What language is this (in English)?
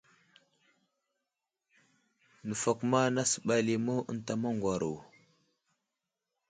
Wuzlam